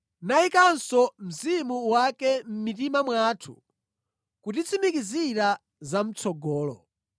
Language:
Nyanja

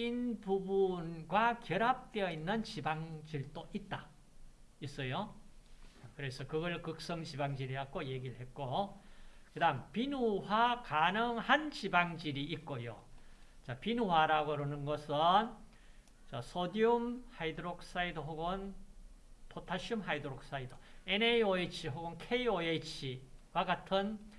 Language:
Korean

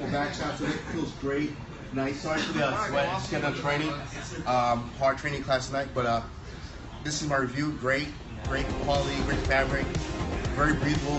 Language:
English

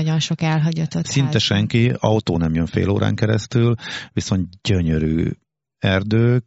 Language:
Hungarian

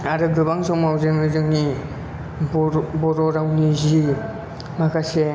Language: Bodo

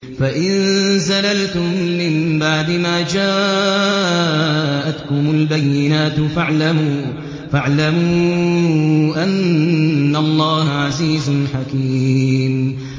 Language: Arabic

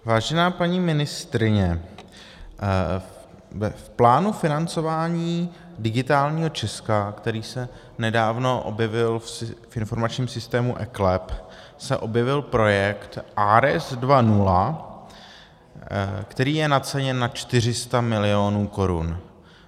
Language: Czech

